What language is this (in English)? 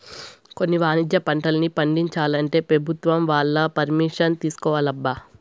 Telugu